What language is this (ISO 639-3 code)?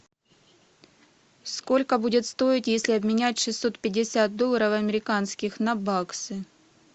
rus